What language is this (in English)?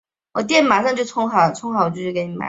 Chinese